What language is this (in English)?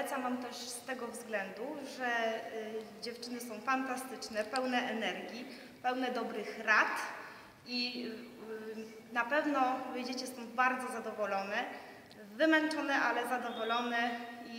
Polish